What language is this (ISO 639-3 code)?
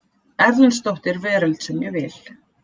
isl